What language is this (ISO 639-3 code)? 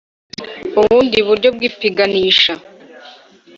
kin